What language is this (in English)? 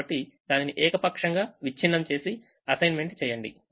Telugu